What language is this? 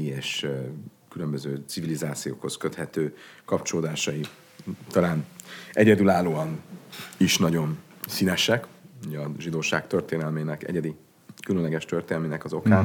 Hungarian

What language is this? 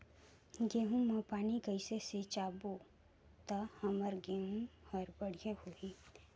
Chhattisgarhi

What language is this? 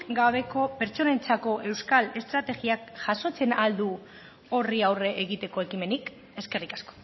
Basque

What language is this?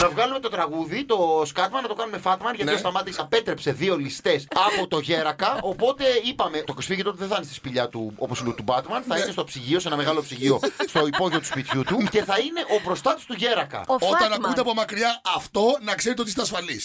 Greek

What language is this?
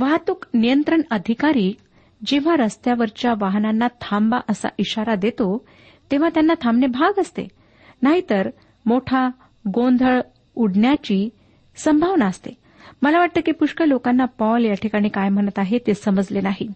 Marathi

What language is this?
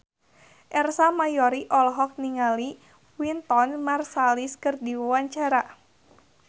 Sundanese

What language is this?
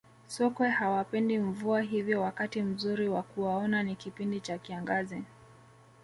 Swahili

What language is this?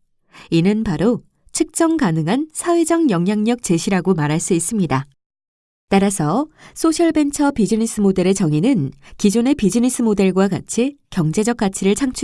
Korean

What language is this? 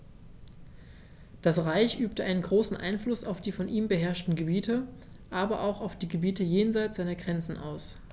German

